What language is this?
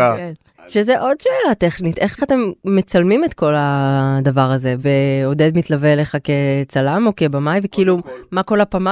Hebrew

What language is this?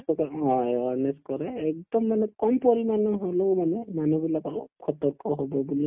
Assamese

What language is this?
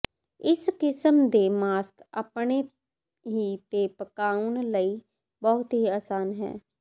Punjabi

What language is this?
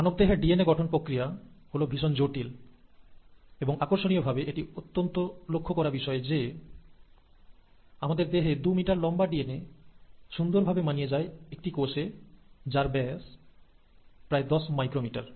Bangla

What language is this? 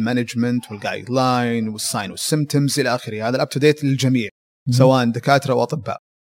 Arabic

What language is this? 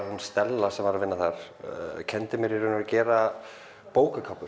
Icelandic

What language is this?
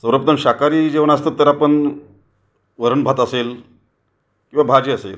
Marathi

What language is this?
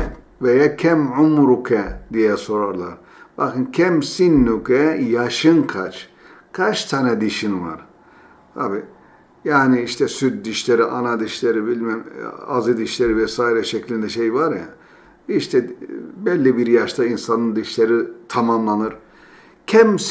Turkish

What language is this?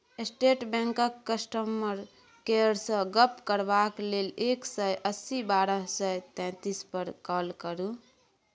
Maithili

